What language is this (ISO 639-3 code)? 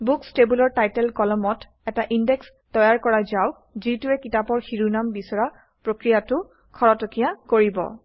asm